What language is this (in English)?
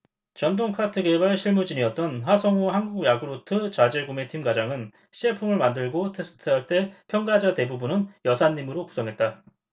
Korean